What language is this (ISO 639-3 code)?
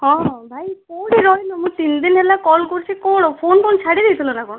ori